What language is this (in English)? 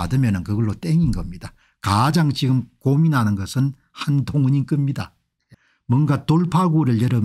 Korean